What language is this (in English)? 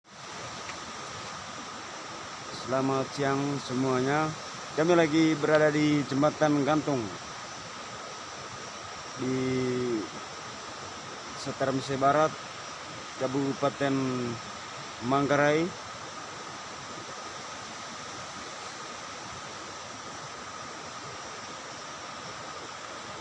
Indonesian